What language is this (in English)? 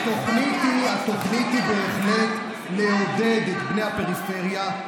Hebrew